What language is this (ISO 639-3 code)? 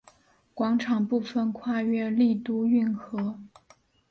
zho